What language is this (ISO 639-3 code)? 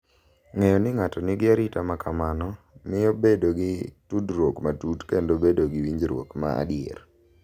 luo